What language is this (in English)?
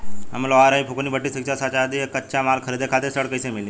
Bhojpuri